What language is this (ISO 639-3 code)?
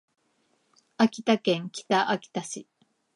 jpn